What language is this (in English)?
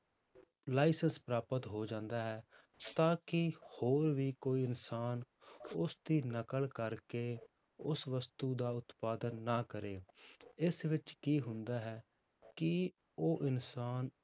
Punjabi